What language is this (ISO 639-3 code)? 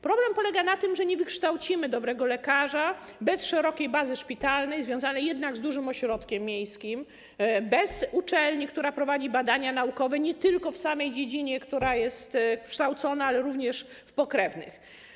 pol